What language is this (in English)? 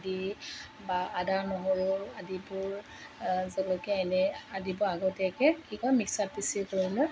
Assamese